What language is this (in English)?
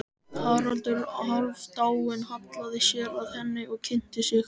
Icelandic